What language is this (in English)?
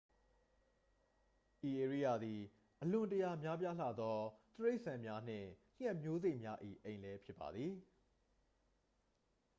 Burmese